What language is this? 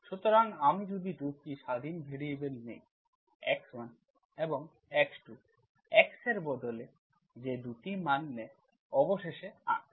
Bangla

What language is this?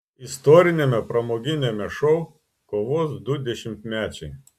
Lithuanian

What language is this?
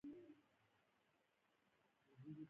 Pashto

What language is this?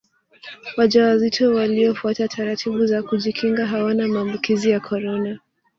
Swahili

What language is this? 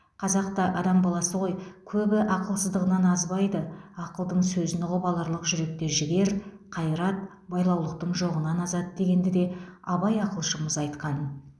Kazakh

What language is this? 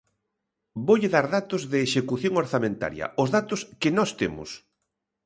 Galician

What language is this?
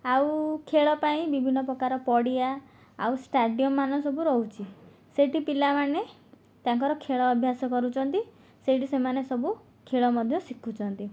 Odia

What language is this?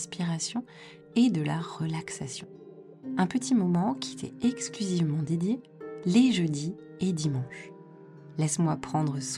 French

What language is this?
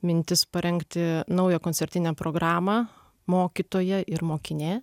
Lithuanian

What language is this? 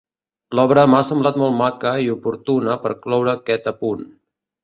Catalan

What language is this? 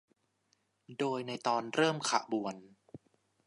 Thai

